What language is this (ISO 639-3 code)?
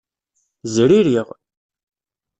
kab